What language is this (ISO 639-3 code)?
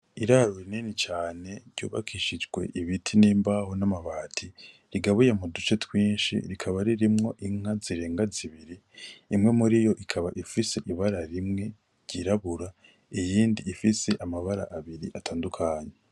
run